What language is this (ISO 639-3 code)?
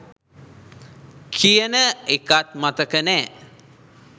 sin